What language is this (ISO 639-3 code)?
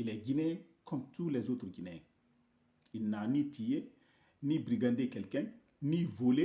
fra